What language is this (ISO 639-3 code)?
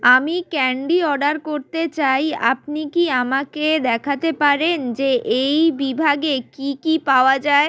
ben